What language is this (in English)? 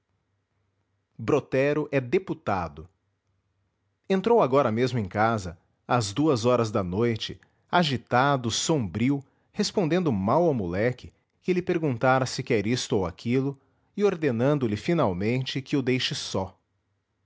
Portuguese